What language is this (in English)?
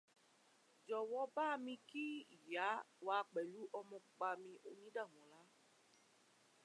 Yoruba